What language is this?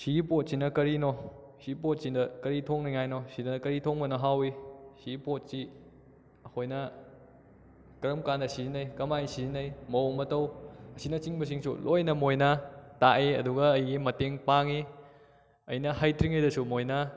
Manipuri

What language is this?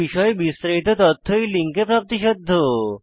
Bangla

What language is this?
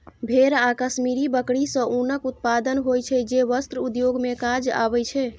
Maithili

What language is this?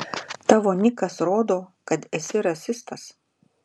Lithuanian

